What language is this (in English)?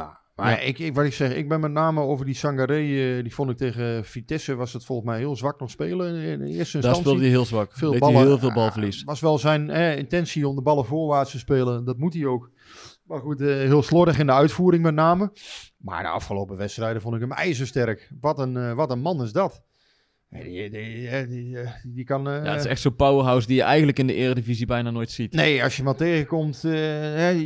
Dutch